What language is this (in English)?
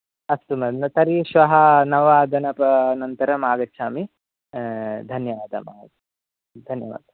Sanskrit